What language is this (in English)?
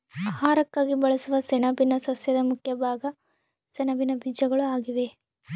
Kannada